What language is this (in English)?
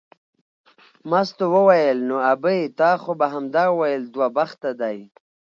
Pashto